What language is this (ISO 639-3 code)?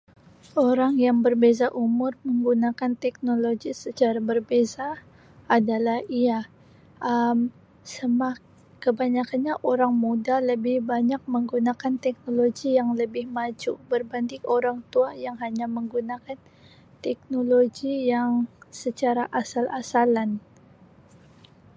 msi